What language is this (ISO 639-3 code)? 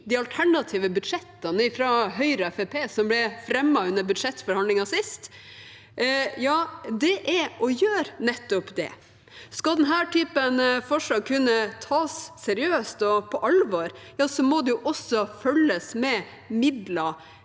nor